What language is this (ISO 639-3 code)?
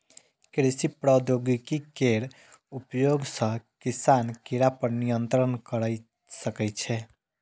mai